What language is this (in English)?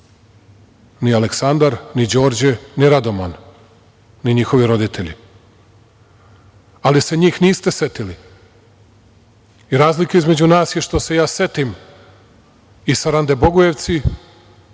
Serbian